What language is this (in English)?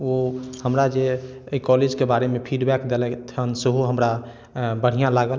Maithili